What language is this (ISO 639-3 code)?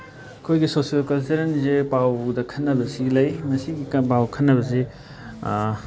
mni